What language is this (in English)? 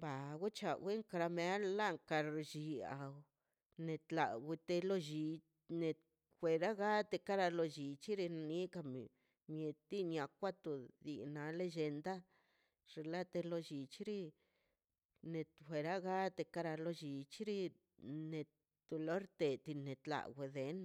Mazaltepec Zapotec